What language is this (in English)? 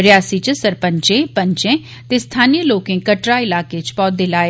Dogri